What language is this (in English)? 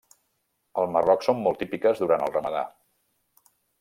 Catalan